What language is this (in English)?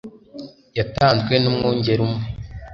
Kinyarwanda